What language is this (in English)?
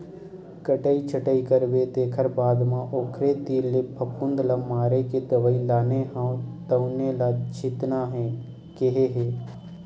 Chhattisgarhi